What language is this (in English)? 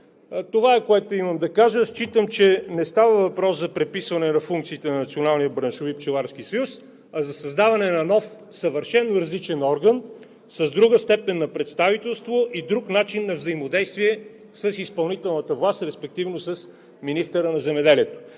Bulgarian